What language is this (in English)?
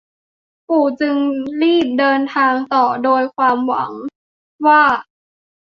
Thai